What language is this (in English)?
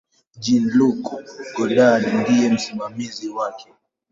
Swahili